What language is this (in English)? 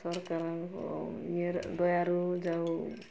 Odia